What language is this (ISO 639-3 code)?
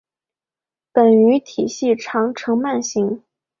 zho